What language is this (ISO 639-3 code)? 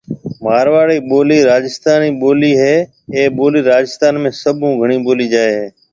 mve